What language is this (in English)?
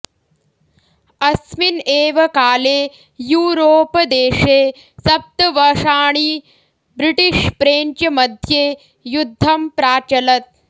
Sanskrit